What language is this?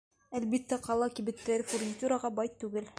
Bashkir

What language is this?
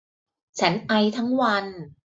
Thai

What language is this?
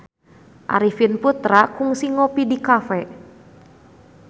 Sundanese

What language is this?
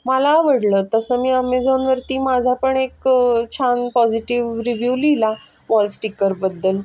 Marathi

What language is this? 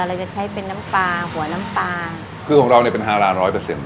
Thai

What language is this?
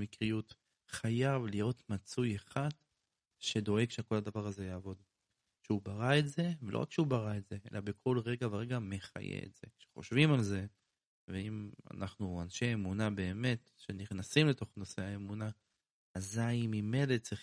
Hebrew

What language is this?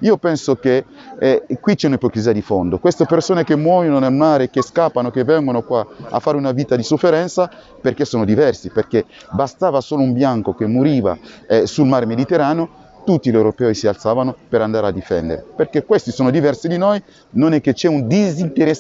Italian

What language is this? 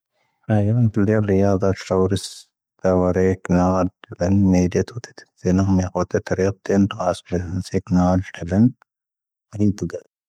Tahaggart Tamahaq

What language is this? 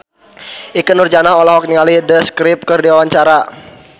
Sundanese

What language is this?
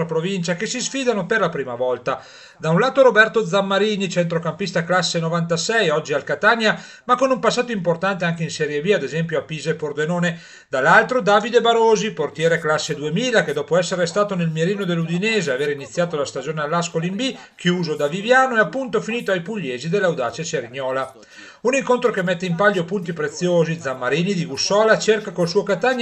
Italian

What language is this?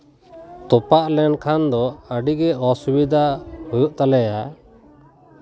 Santali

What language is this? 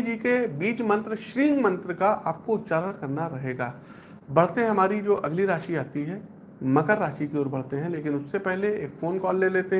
Hindi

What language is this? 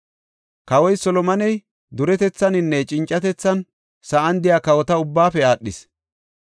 Gofa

